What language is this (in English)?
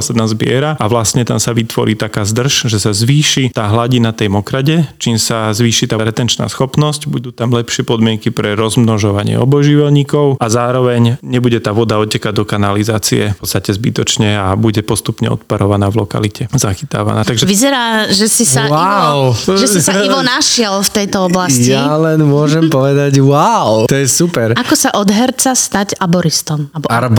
Slovak